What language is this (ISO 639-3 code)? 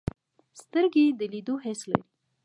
pus